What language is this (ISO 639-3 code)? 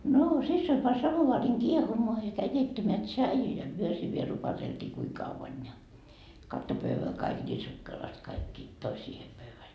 fin